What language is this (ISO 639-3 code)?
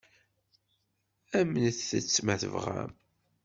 kab